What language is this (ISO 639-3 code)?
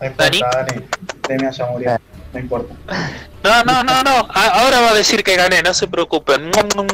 spa